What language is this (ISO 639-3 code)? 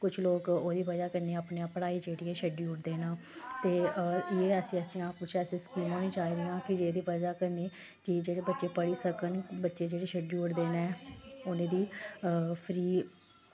doi